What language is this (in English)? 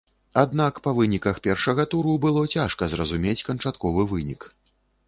Belarusian